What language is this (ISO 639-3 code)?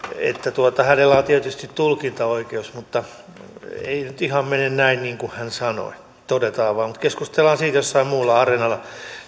fin